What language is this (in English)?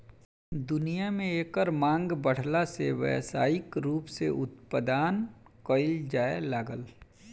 Bhojpuri